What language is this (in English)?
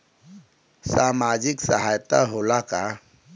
Bhojpuri